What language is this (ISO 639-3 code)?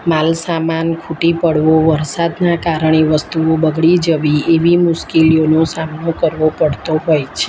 guj